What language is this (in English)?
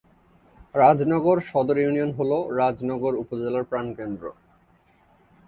Bangla